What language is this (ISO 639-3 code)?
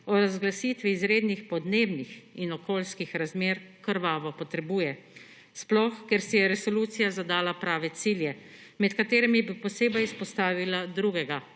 slv